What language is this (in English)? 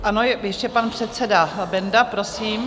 Czech